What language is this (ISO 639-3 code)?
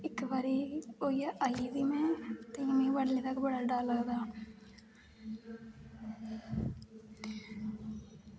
doi